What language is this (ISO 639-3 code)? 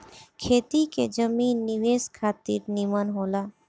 bho